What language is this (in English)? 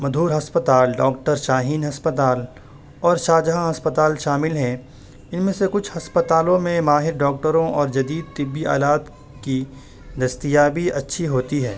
Urdu